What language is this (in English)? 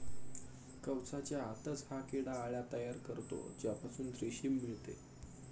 Marathi